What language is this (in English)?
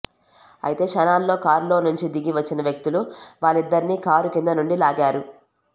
Telugu